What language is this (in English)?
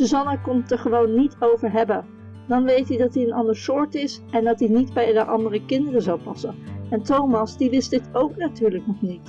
Dutch